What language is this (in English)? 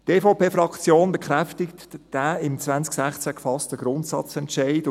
Swiss German